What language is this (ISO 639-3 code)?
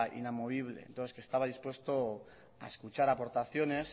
spa